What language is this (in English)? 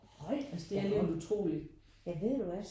Danish